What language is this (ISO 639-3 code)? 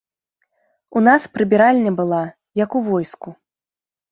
bel